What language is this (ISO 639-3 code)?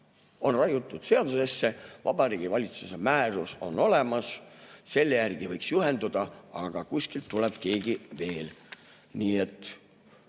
est